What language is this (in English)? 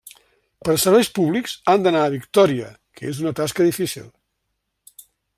Catalan